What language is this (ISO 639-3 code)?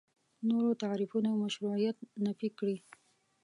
pus